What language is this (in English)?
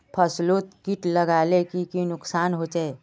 Magahi